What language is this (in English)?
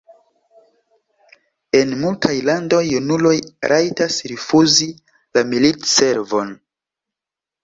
Esperanto